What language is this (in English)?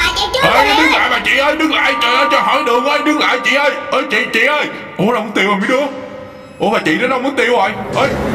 Vietnamese